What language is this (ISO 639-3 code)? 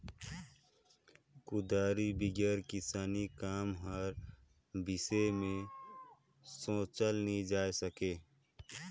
hne